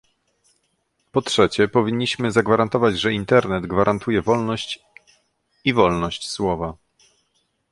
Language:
Polish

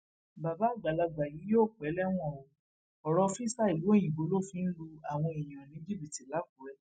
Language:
Yoruba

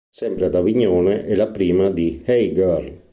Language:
Italian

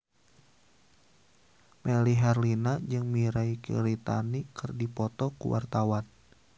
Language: Sundanese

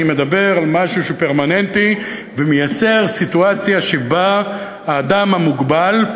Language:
Hebrew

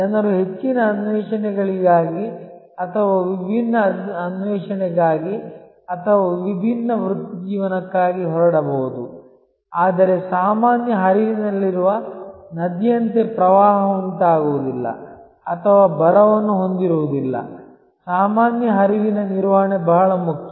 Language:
Kannada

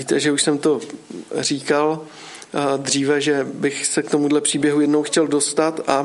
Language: Czech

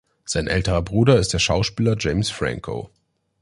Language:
German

